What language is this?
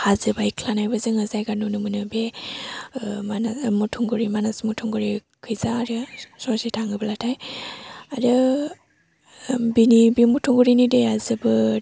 Bodo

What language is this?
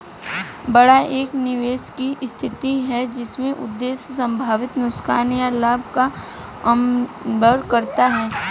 Hindi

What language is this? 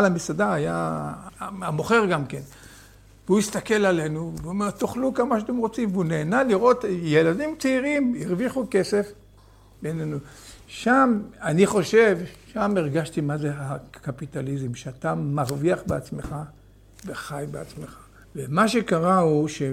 Hebrew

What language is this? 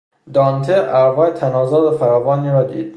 Persian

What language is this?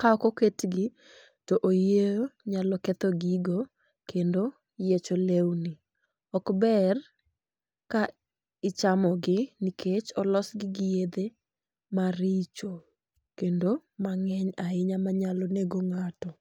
Luo (Kenya and Tanzania)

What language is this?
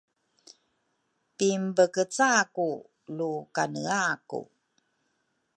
Rukai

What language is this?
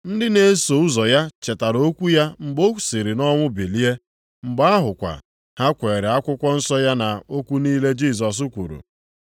Igbo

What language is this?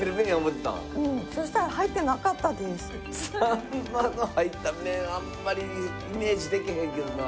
Japanese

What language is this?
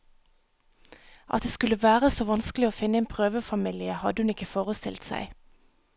Norwegian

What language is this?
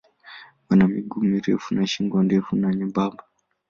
Swahili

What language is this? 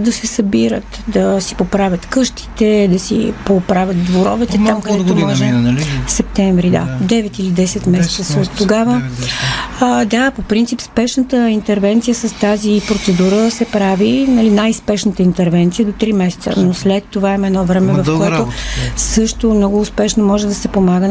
Bulgarian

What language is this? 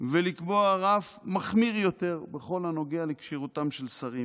Hebrew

